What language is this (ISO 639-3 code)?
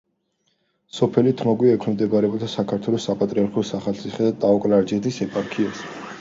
kat